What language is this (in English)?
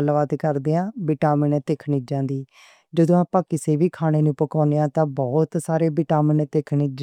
Western Panjabi